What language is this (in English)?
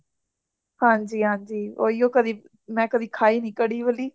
Punjabi